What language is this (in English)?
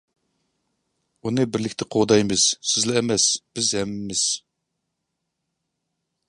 Uyghur